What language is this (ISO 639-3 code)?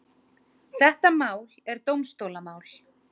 isl